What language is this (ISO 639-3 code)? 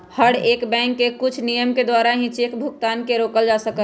mag